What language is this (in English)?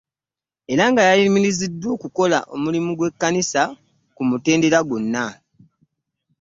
Ganda